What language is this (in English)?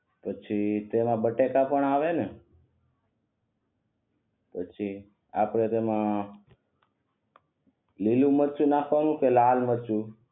Gujarati